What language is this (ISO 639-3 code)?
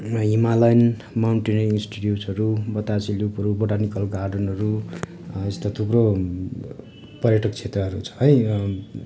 nep